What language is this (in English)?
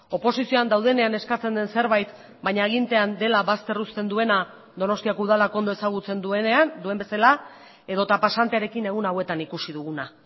Basque